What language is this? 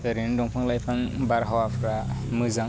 Bodo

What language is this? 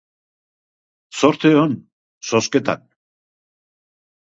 Basque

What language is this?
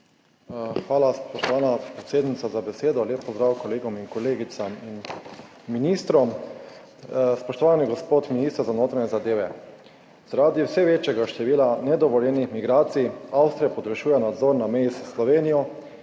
Slovenian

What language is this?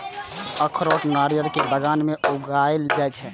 Maithili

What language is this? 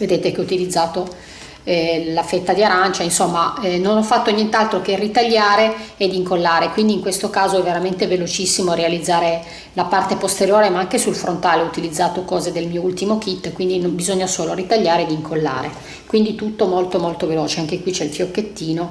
Italian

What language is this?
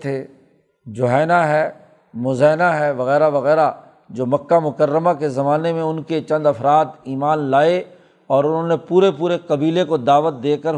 Urdu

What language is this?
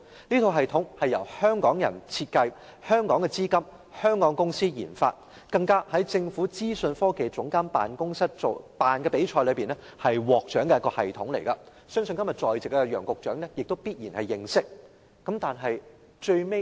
Cantonese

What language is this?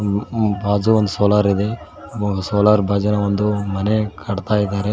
Kannada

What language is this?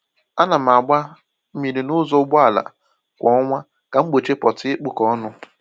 Igbo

